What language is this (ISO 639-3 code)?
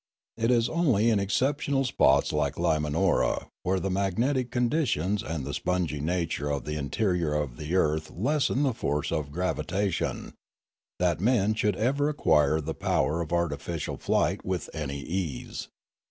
eng